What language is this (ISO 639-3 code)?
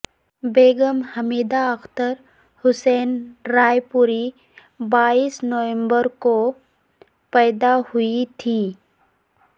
urd